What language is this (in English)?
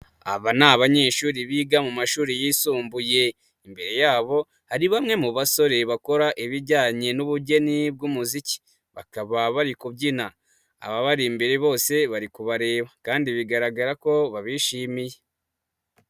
Kinyarwanda